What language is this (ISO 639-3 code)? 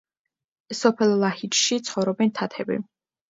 kat